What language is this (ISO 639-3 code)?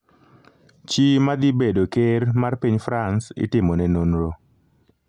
luo